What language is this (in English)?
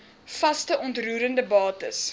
Afrikaans